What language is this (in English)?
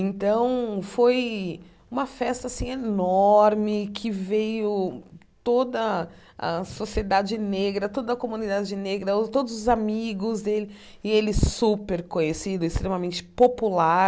Portuguese